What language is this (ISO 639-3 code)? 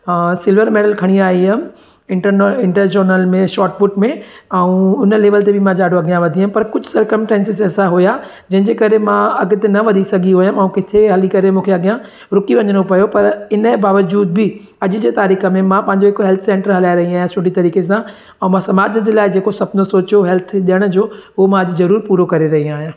snd